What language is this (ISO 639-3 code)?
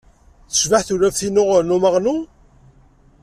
kab